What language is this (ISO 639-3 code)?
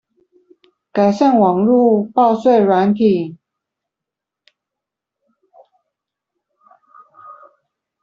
zho